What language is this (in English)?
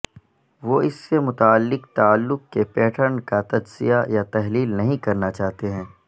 Urdu